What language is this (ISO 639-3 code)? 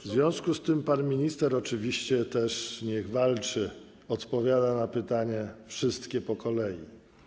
pol